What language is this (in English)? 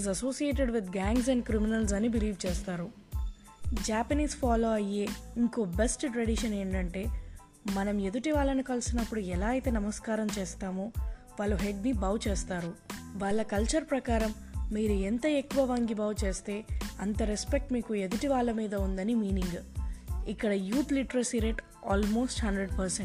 Telugu